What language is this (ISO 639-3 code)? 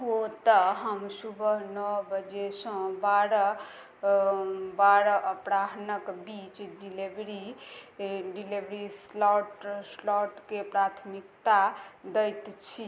mai